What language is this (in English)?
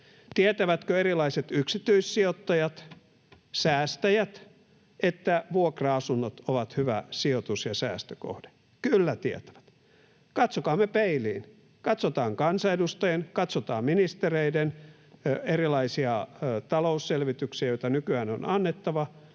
Finnish